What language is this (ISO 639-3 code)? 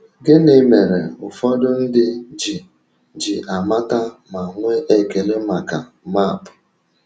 ibo